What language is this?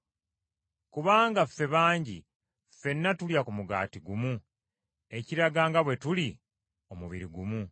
Ganda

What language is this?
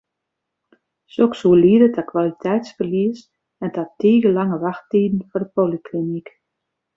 Western Frisian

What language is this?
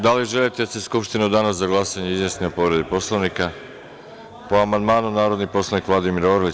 Serbian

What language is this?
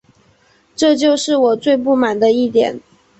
Chinese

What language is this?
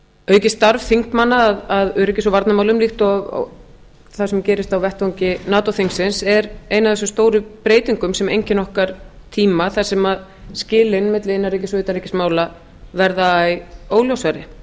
Icelandic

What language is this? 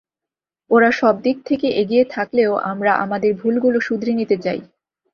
Bangla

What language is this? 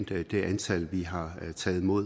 Danish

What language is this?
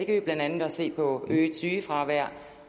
Danish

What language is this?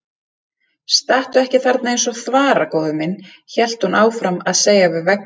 Icelandic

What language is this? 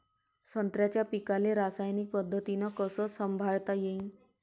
Marathi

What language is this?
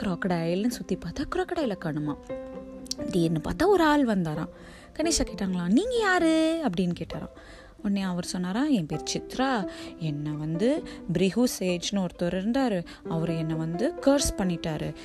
Tamil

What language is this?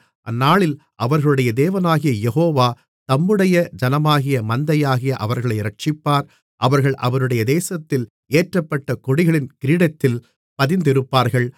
Tamil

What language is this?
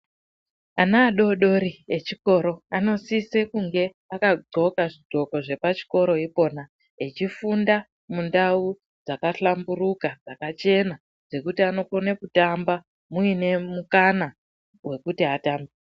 Ndau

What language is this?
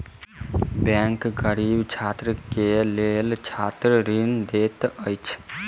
Maithili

